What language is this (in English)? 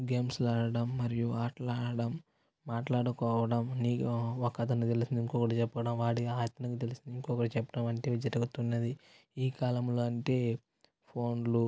Telugu